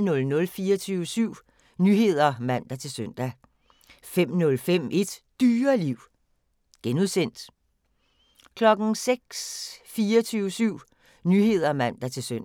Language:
Danish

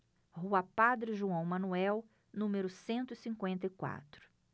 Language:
Portuguese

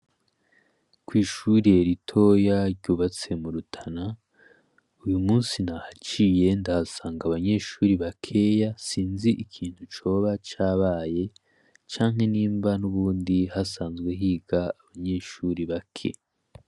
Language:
Rundi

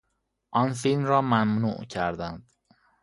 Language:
Persian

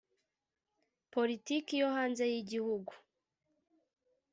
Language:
Kinyarwanda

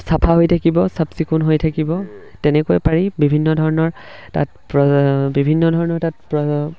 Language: Assamese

